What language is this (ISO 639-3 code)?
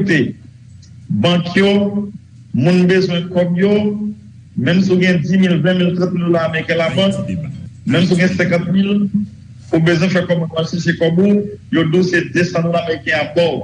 fra